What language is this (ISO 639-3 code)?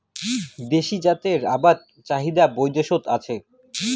ben